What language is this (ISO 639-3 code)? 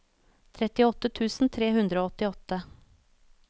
nor